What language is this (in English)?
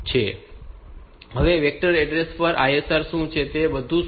Gujarati